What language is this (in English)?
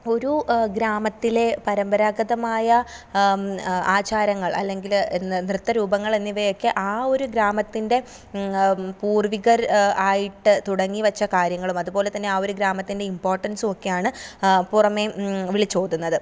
Malayalam